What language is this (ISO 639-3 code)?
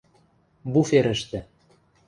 mrj